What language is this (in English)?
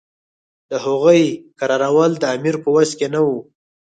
Pashto